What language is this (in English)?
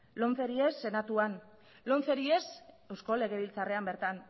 Basque